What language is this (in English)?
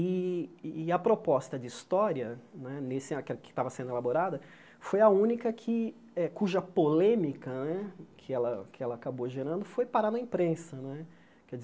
Portuguese